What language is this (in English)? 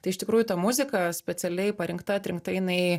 Lithuanian